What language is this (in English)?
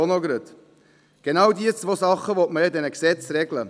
Swiss German